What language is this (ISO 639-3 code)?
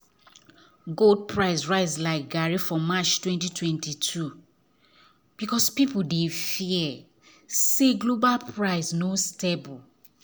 pcm